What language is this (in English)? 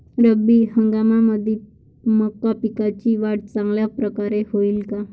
Marathi